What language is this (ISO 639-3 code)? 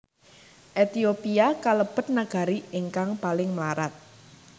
jav